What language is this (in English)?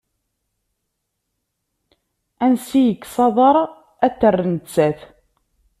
Kabyle